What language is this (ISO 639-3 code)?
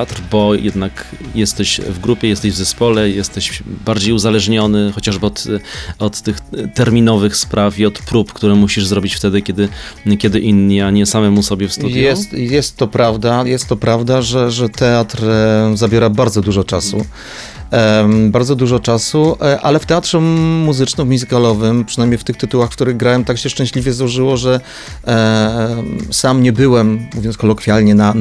pol